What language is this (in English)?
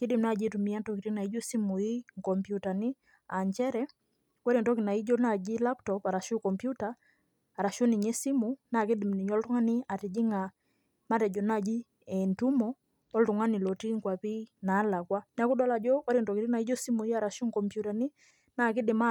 Masai